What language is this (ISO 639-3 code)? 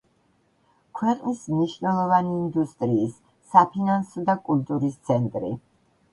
kat